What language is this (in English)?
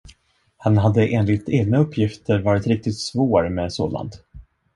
Swedish